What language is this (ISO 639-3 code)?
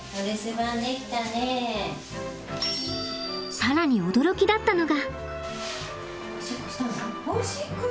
jpn